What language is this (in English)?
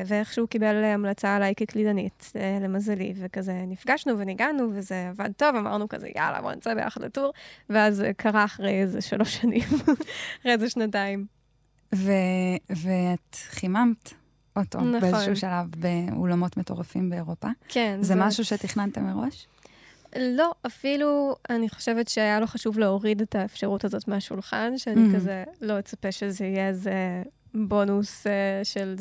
Hebrew